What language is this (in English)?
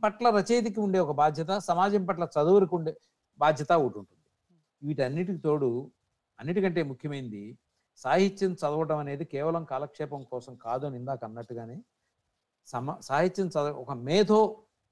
Telugu